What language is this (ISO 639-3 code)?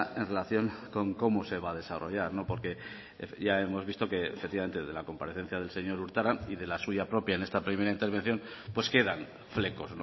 spa